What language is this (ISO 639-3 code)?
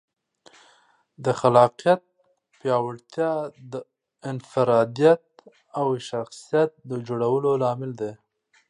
pus